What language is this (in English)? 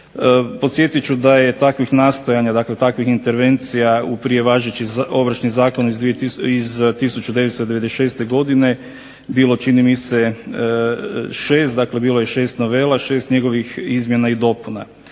Croatian